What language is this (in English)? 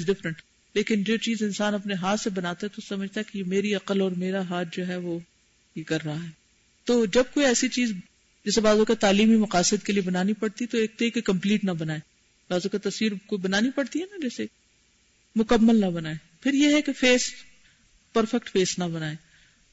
Urdu